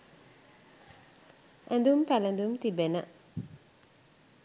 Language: Sinhala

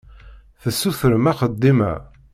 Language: Kabyle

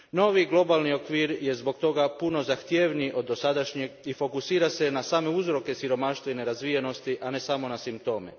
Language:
Croatian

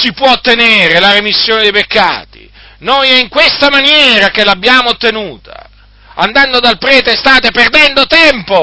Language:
Italian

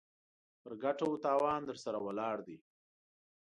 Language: Pashto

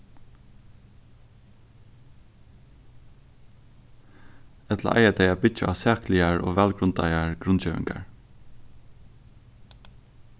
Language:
Faroese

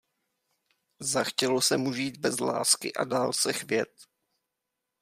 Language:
Czech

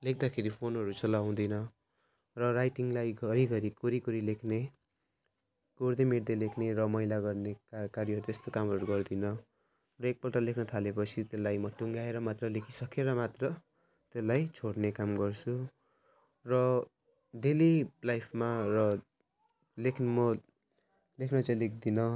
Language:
Nepali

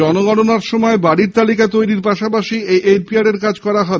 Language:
Bangla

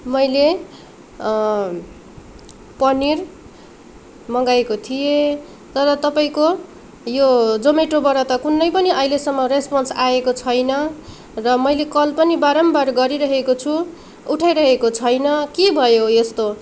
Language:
Nepali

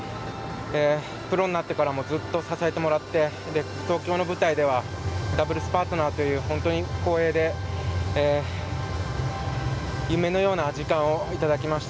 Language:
Japanese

